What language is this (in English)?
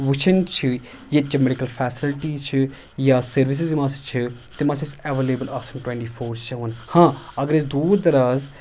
Kashmiri